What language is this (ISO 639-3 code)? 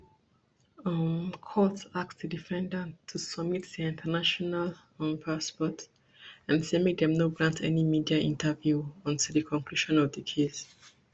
pcm